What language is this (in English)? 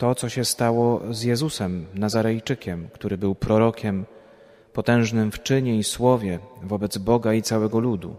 Polish